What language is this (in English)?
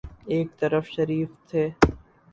Urdu